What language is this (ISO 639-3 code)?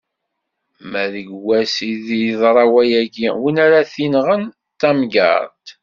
kab